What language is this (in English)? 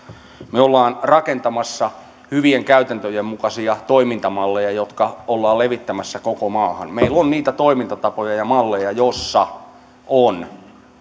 Finnish